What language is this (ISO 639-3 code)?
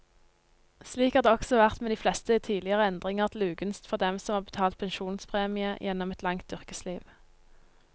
nor